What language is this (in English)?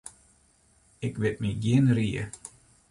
Western Frisian